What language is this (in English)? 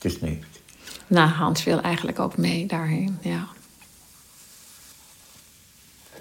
Dutch